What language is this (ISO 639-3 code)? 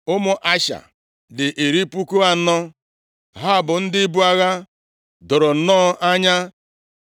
ibo